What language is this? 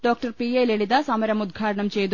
Malayalam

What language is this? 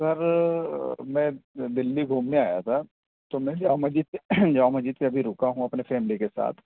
Urdu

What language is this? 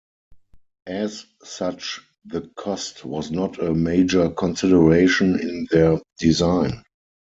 English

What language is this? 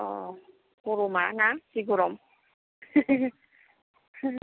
Bodo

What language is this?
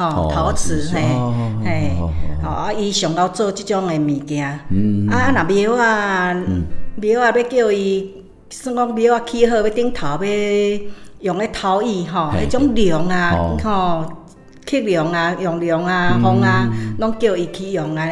Chinese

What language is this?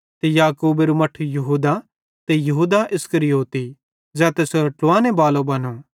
Bhadrawahi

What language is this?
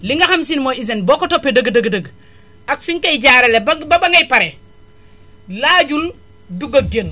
Wolof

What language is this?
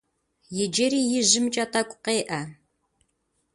Kabardian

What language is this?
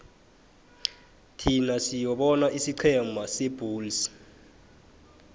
South Ndebele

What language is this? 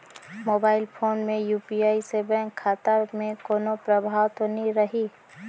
Chhattisgarhi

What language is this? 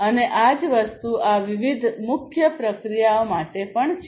Gujarati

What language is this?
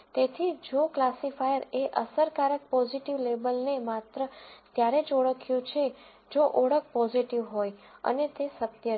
Gujarati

